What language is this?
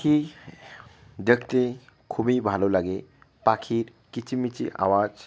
Bangla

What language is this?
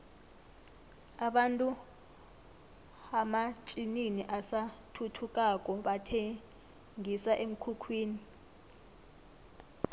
South Ndebele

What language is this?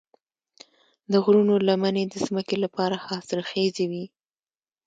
Pashto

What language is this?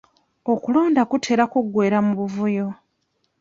Ganda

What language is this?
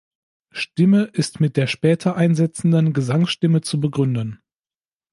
German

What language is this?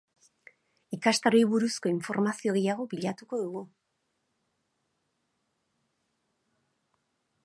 Basque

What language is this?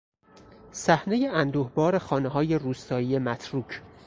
Persian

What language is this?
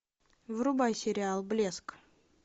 Russian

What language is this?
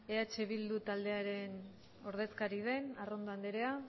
Basque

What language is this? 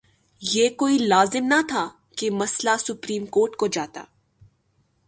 Urdu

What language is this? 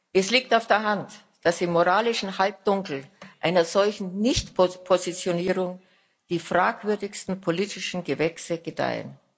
German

